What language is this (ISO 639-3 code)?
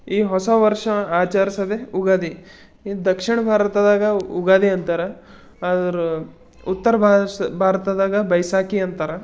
kan